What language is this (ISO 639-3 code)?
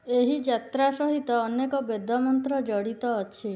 ori